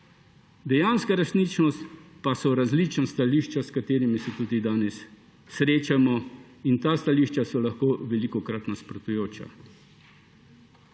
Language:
Slovenian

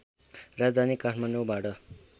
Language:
Nepali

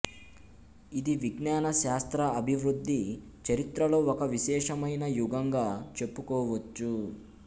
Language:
Telugu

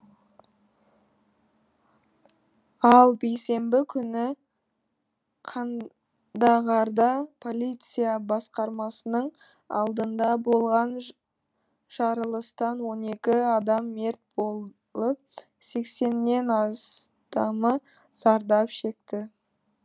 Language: Kazakh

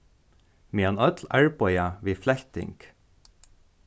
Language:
Faroese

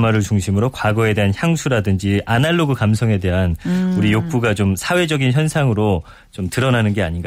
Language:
Korean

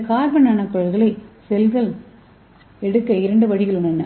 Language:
Tamil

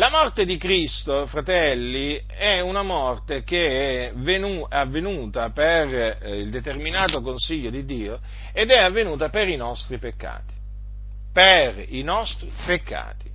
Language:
Italian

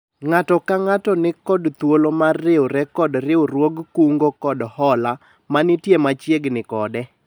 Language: Luo (Kenya and Tanzania)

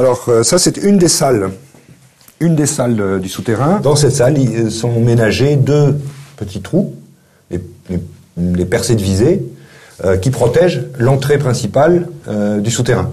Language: French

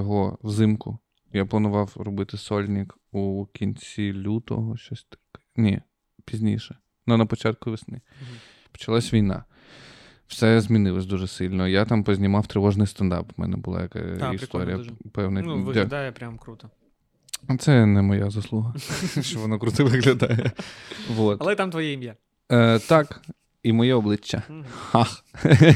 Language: Ukrainian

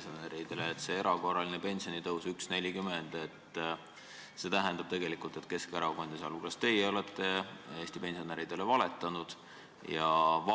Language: Estonian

